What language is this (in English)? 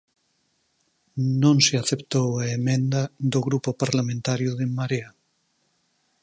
Galician